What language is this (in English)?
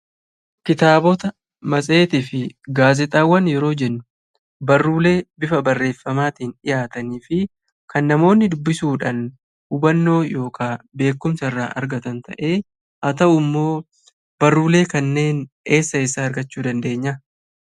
Oromo